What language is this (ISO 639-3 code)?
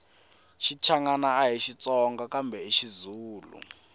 tso